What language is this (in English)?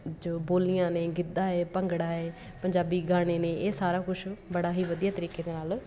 Punjabi